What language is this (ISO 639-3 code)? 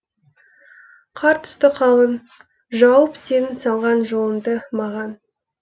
kaz